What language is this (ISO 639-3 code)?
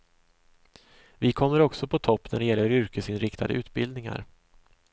swe